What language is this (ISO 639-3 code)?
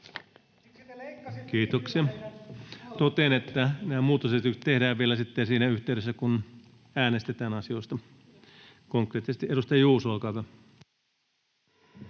fin